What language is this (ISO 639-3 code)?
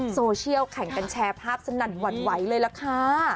tha